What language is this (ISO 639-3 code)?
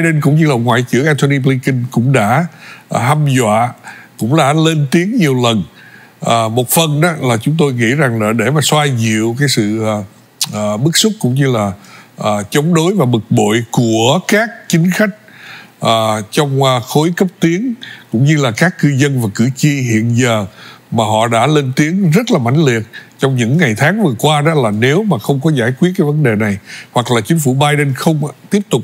vie